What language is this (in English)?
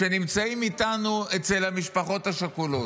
Hebrew